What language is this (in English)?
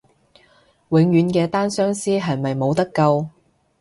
Cantonese